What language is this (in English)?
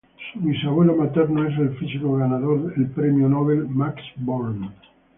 Spanish